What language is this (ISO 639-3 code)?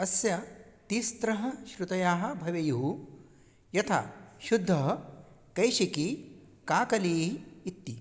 san